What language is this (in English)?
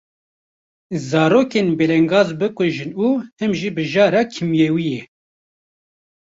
Kurdish